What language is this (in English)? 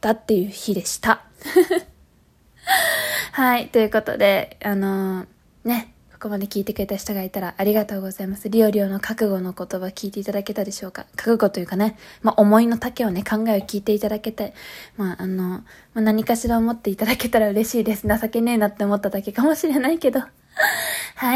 Japanese